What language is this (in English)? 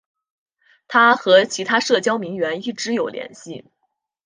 Chinese